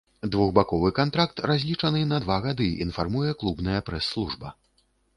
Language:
Belarusian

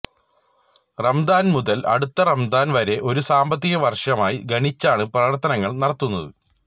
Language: Malayalam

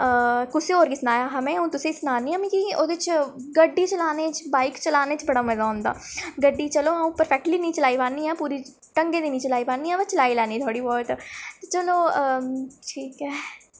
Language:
Dogri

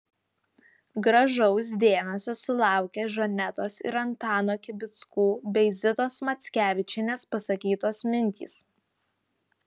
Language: Lithuanian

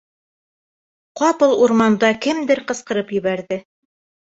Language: Bashkir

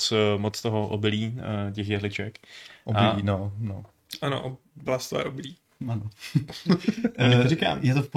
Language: Czech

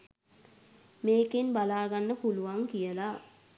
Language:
Sinhala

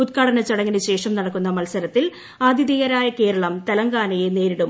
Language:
Malayalam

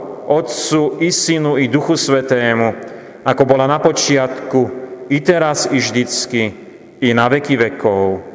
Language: Slovak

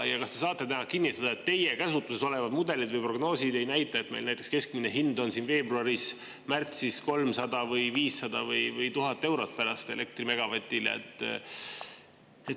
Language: Estonian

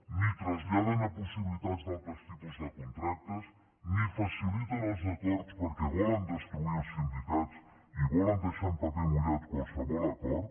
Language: Catalan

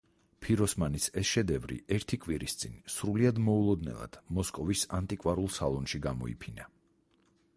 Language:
Georgian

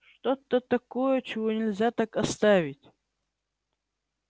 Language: Russian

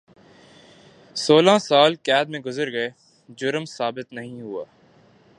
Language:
Urdu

